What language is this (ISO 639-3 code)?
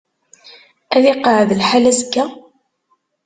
kab